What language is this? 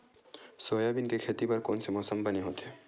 Chhattisgarhi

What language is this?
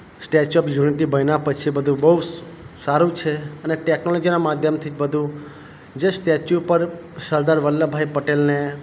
Gujarati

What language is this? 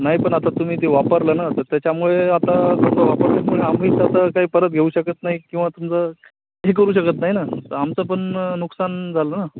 Marathi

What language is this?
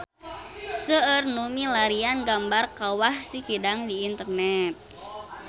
Sundanese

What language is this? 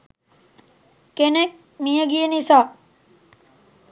Sinhala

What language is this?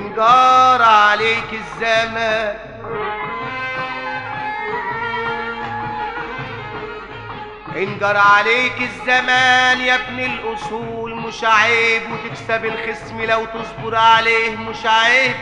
Arabic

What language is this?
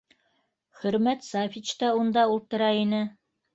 Bashkir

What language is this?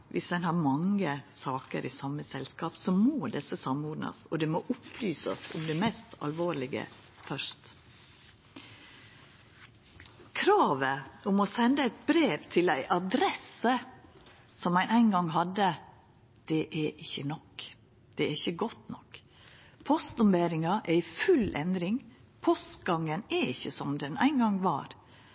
Norwegian Nynorsk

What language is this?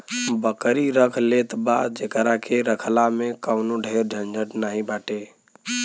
Bhojpuri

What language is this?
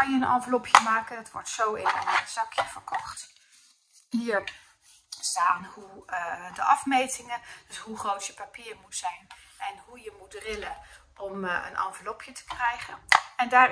Dutch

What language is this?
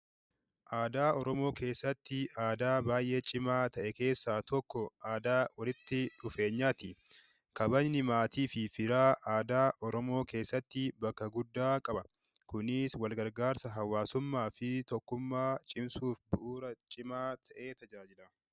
Oromo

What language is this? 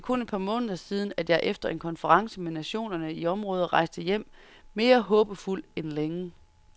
Danish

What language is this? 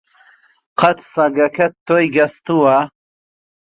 Central Kurdish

